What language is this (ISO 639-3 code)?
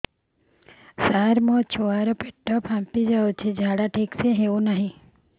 ori